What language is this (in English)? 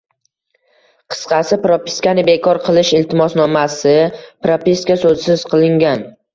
Uzbek